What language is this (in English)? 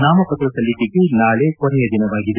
Kannada